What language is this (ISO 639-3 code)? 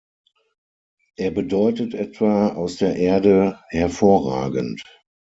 deu